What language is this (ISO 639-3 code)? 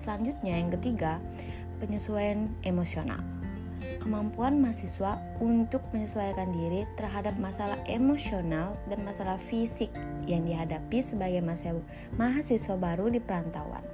ind